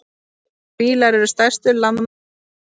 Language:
Icelandic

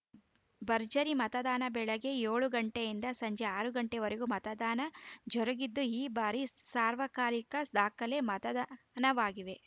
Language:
Kannada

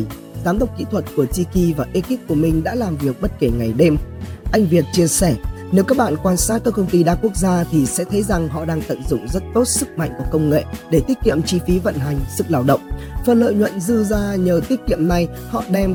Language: Vietnamese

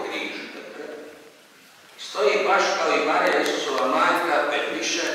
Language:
Romanian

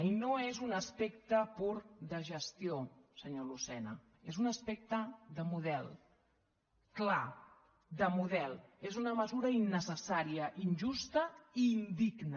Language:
Catalan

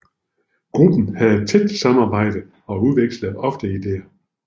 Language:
Danish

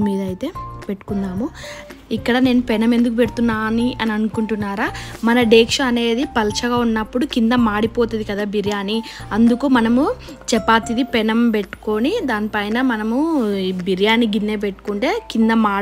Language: Telugu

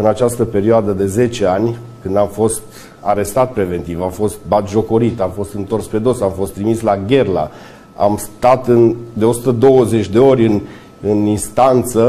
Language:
Romanian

